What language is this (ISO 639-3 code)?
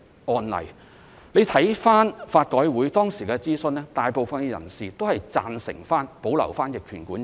yue